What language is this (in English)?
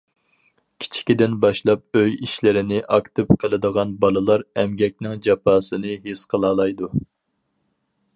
Uyghur